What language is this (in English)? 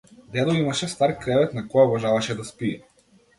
Macedonian